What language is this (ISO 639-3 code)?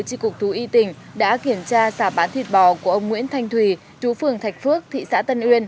vie